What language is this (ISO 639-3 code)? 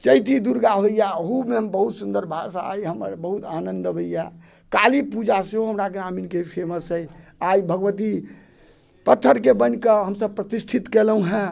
mai